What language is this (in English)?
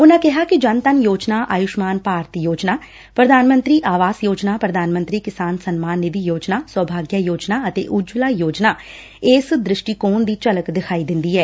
Punjabi